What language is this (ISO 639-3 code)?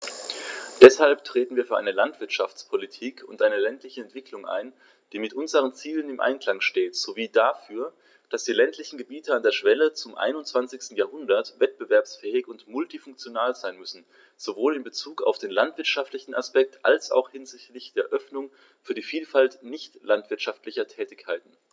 deu